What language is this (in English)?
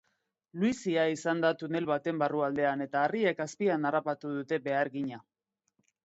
Basque